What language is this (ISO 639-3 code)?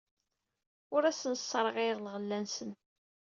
kab